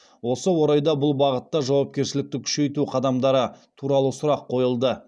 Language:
Kazakh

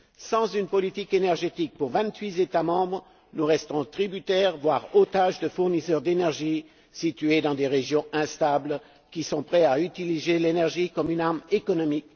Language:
French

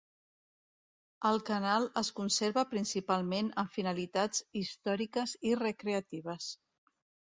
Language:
Catalan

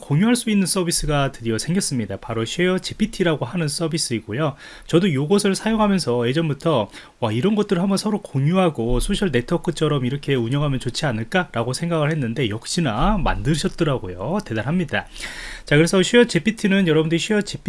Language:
Korean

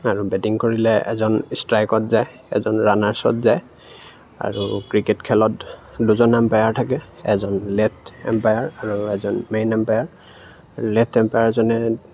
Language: Assamese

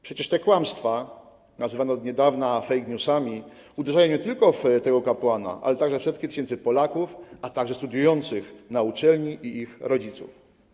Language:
Polish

